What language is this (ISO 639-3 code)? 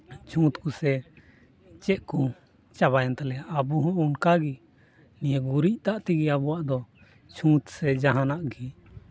sat